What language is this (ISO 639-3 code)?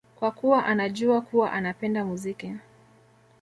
swa